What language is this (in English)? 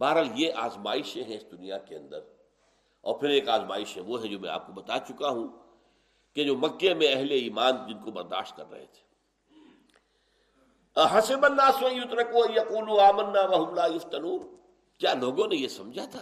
Urdu